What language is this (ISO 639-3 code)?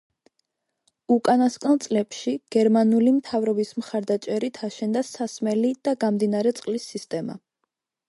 kat